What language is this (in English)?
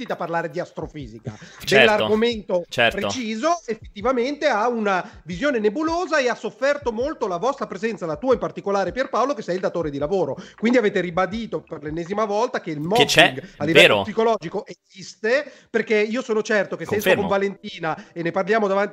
Italian